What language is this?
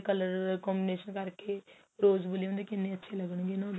Punjabi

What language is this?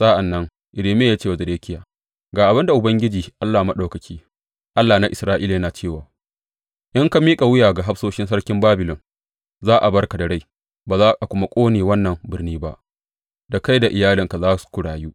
Hausa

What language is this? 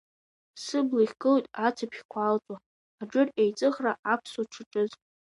Abkhazian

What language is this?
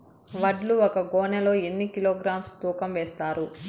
Telugu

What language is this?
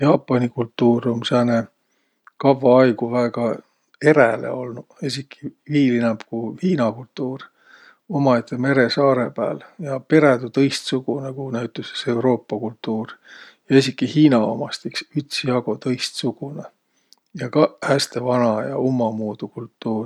Võro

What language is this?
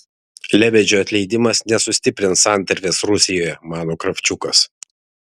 Lithuanian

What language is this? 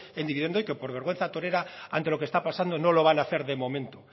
Spanish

